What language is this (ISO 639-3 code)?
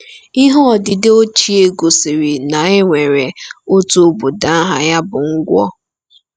ibo